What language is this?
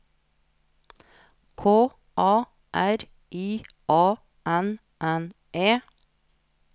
Norwegian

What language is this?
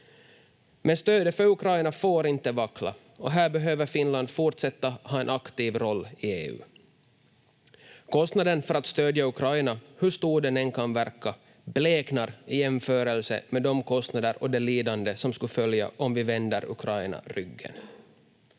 Finnish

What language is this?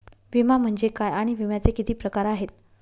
Marathi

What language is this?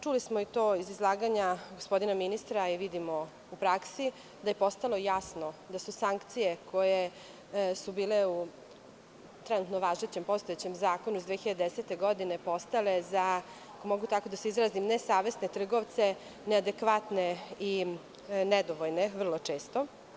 Serbian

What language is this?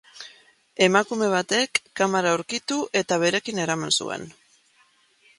Basque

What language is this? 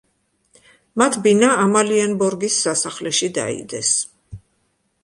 Georgian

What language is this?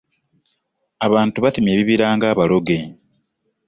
Ganda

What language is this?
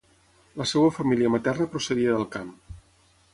Catalan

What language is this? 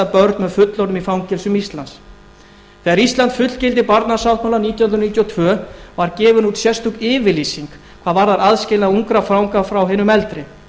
Icelandic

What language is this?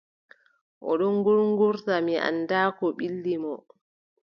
Adamawa Fulfulde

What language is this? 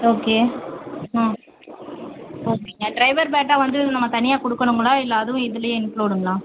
Tamil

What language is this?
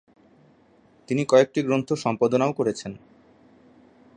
Bangla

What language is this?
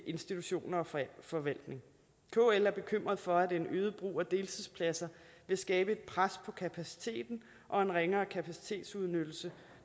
Danish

